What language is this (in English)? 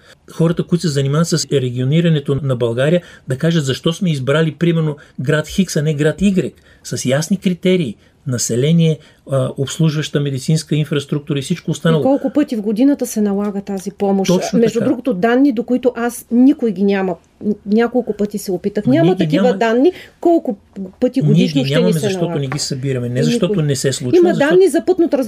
Bulgarian